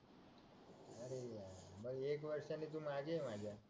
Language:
Marathi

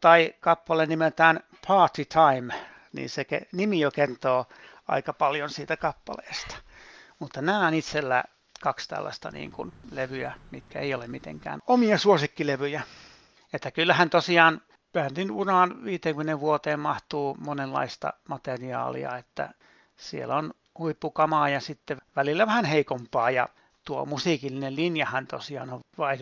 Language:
Finnish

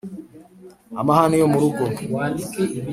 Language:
Kinyarwanda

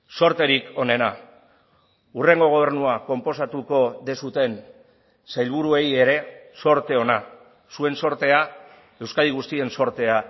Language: Basque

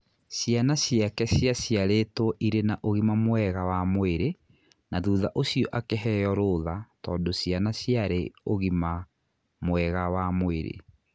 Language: Kikuyu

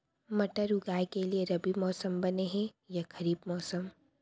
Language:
Chhattisgarhi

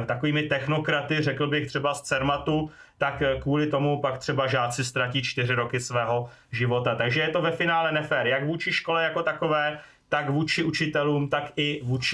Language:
Czech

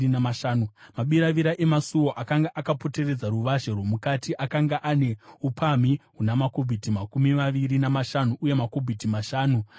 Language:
Shona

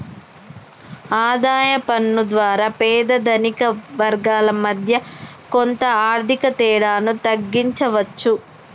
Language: Telugu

